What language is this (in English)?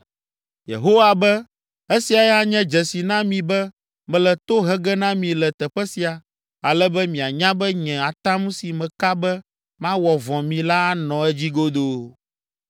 Ewe